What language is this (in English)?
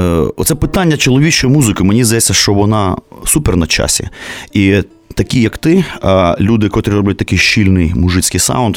Ukrainian